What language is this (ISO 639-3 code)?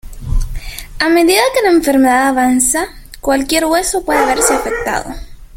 spa